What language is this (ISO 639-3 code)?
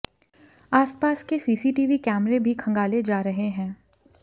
hin